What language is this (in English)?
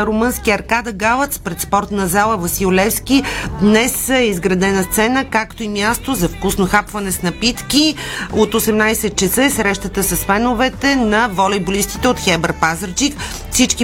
Bulgarian